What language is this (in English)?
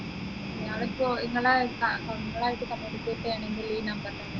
Malayalam